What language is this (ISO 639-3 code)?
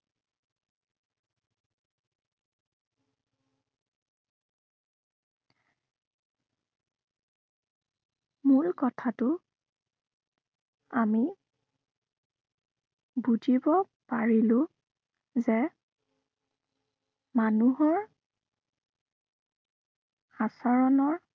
asm